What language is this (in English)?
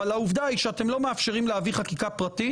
Hebrew